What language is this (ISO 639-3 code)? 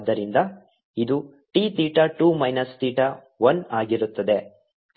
kan